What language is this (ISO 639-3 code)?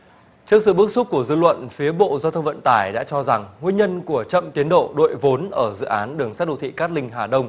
vie